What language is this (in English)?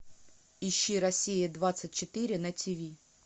Russian